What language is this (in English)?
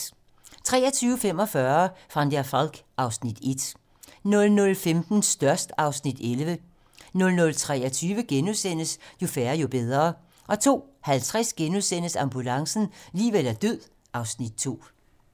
Danish